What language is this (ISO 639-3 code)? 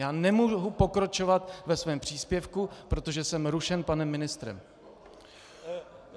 ces